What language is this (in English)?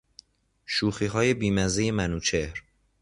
Persian